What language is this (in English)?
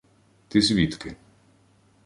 Ukrainian